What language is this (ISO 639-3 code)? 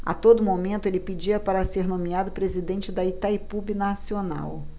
por